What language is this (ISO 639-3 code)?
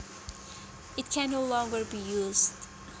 jav